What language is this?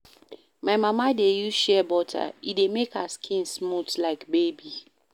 Nigerian Pidgin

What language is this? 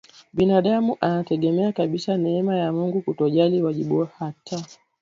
Swahili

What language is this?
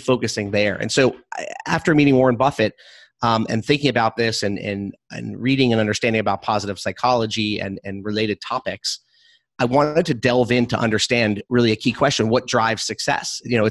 English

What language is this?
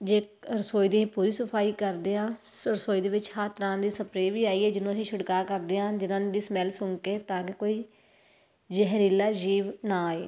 Punjabi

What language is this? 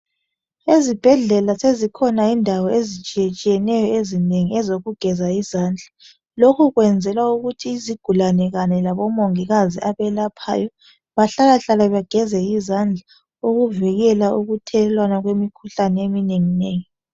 North Ndebele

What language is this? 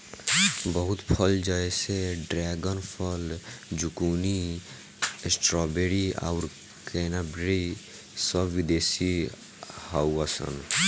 Bhojpuri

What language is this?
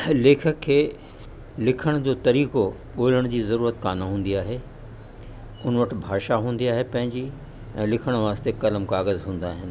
Sindhi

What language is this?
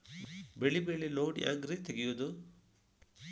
Kannada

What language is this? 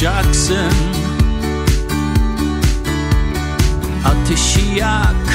Turkish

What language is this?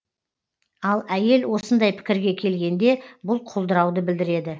Kazakh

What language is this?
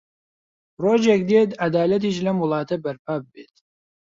Central Kurdish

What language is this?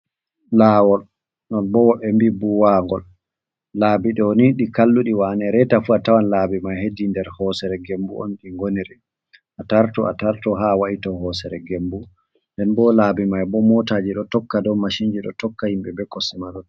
Fula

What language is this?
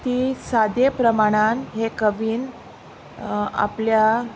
Konkani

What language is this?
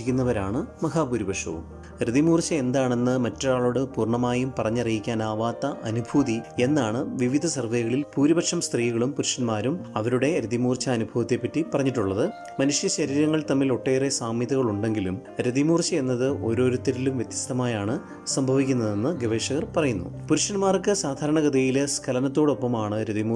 Malayalam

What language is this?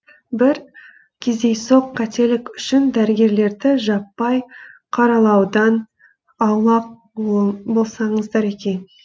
Kazakh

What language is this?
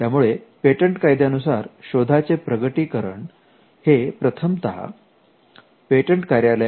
Marathi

